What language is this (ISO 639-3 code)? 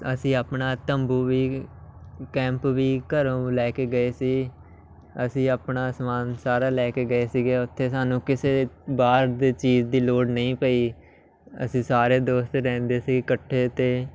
pan